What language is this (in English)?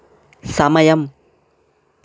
Telugu